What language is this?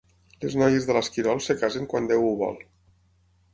Catalan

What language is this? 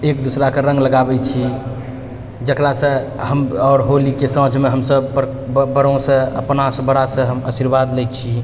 Maithili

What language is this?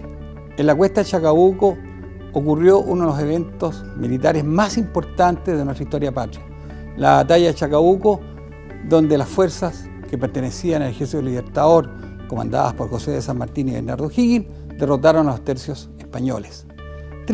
Spanish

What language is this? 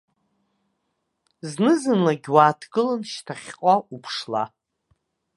Abkhazian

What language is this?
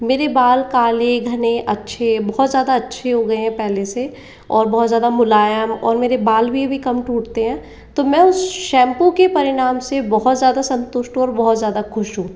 Hindi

